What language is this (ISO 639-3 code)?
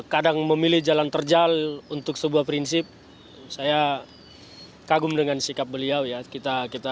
ind